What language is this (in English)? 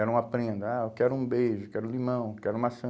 Portuguese